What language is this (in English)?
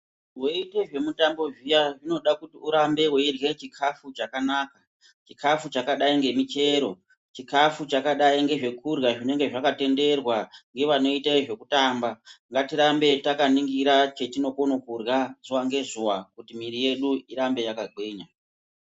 Ndau